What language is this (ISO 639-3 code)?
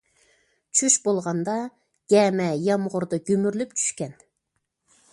uig